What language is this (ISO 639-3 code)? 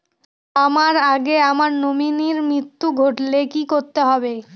ben